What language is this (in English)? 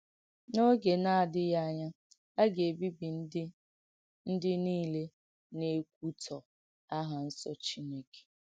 Igbo